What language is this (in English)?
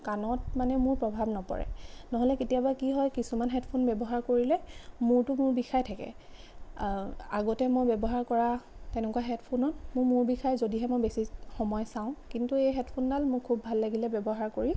Assamese